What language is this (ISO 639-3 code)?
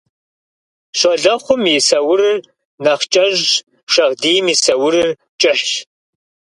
kbd